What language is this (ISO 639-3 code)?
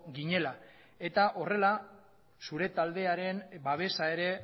eus